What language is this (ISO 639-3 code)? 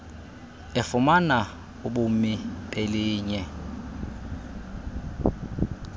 xho